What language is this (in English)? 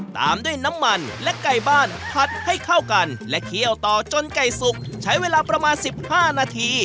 Thai